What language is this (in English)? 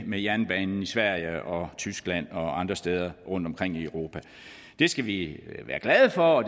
Danish